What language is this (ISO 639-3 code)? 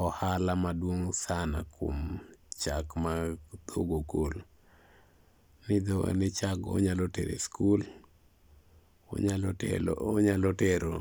luo